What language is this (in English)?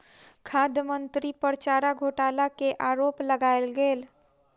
Maithili